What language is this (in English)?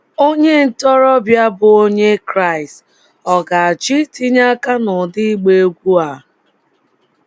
Igbo